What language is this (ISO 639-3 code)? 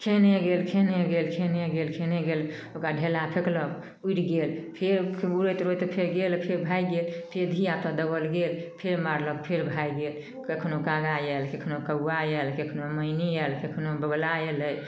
mai